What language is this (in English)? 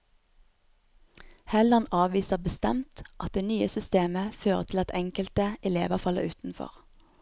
Norwegian